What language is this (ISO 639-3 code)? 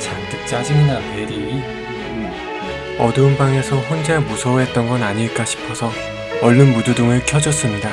kor